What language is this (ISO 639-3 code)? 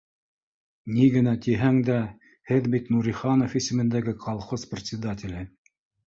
bak